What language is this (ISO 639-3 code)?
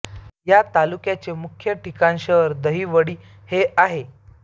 mar